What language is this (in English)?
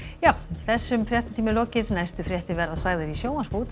Icelandic